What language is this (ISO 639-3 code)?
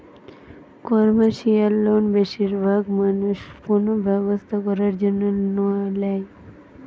ben